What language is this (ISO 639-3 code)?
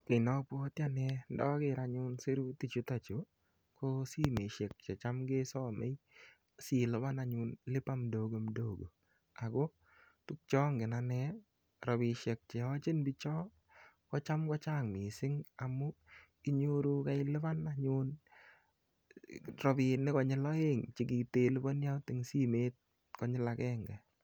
kln